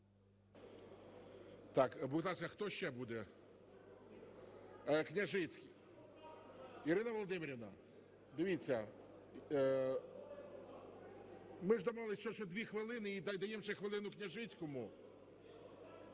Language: Ukrainian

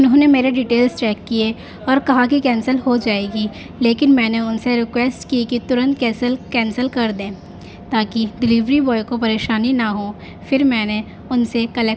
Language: Urdu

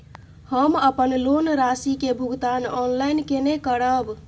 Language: Maithili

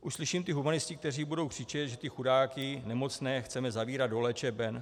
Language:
Czech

